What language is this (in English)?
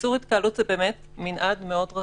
Hebrew